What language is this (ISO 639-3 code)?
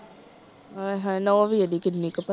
pan